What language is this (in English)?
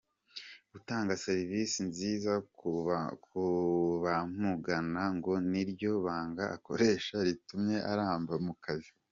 Kinyarwanda